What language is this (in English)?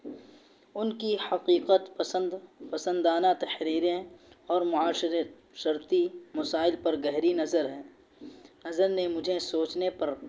Urdu